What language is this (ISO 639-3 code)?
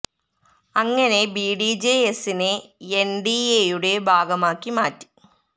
mal